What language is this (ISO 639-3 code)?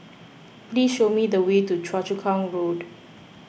eng